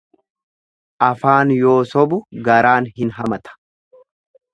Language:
Oromo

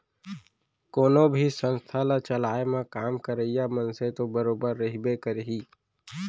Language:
Chhattisgarhi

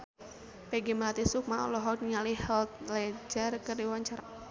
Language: Sundanese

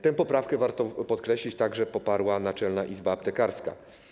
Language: Polish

